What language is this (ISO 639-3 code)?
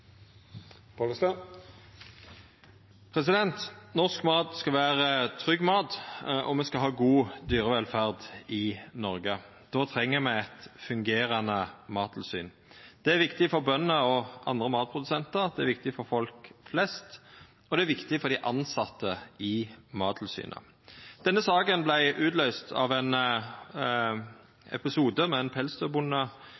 nor